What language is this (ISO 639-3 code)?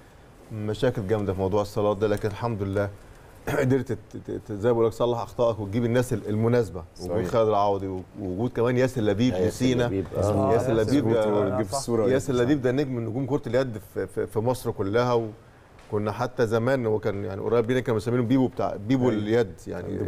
ara